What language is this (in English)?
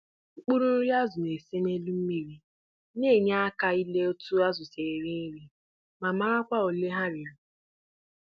Igbo